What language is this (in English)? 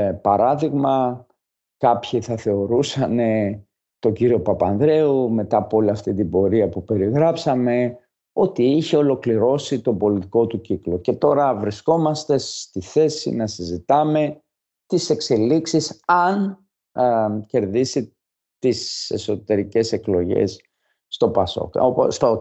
Greek